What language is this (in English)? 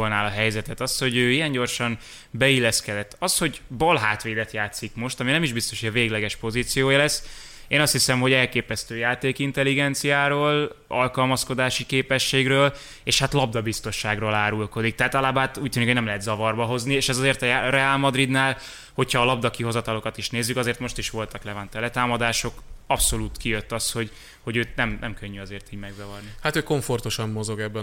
Hungarian